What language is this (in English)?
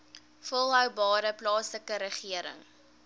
Afrikaans